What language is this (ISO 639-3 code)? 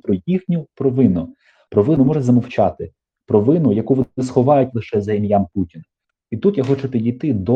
ukr